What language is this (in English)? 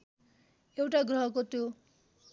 Nepali